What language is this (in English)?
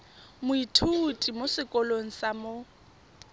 Tswana